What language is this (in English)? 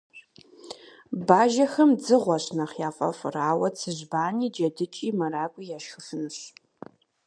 Kabardian